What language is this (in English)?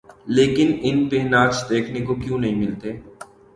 Urdu